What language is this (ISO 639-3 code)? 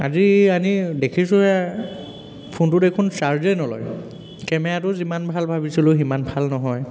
asm